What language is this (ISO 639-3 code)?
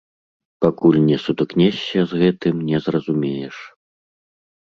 bel